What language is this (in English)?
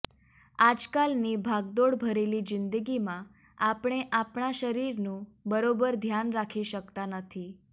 Gujarati